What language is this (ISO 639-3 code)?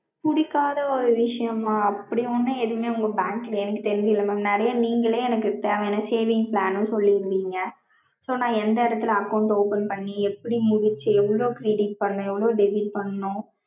tam